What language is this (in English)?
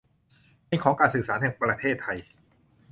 Thai